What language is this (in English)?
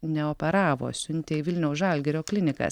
Lithuanian